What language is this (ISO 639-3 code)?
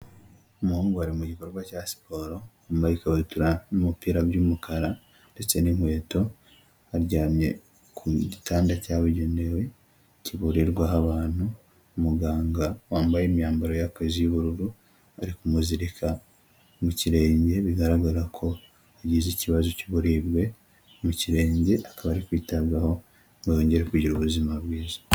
kin